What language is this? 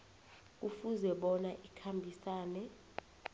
South Ndebele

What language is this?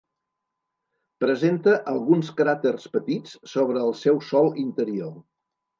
Catalan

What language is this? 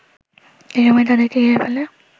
Bangla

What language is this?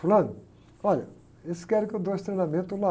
Portuguese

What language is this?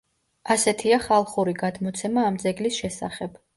Georgian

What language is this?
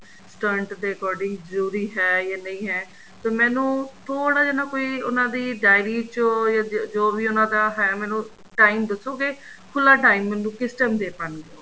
Punjabi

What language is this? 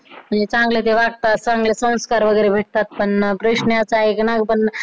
Marathi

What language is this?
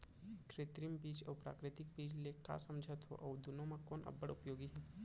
Chhattisgarhi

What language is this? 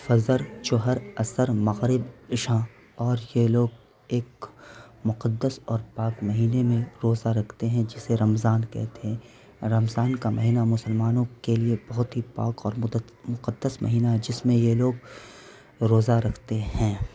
Urdu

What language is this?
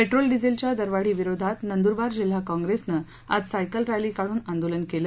Marathi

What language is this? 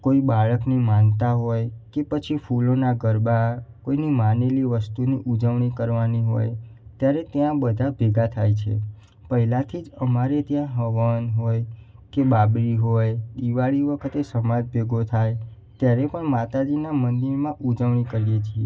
Gujarati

